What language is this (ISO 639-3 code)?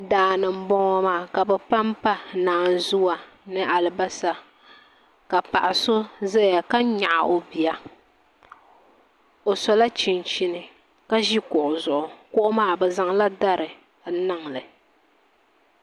dag